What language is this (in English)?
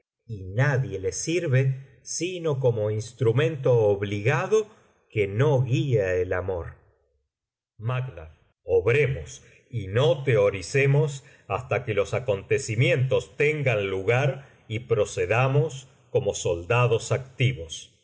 Spanish